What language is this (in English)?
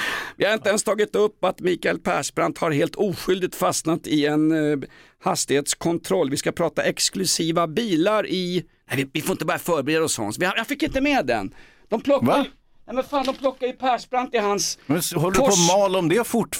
Swedish